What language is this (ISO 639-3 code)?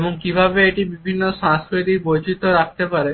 ben